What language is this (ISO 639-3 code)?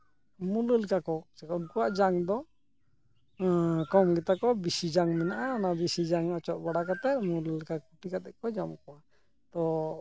sat